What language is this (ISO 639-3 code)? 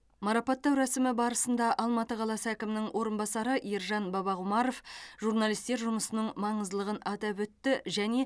kaz